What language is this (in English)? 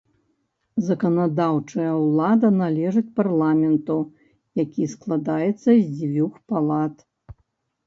Belarusian